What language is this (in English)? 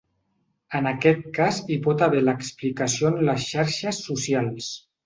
Catalan